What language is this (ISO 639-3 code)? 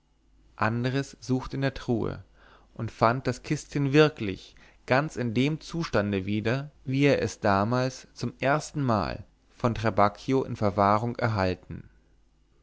deu